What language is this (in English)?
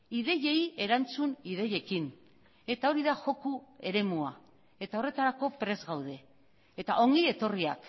Basque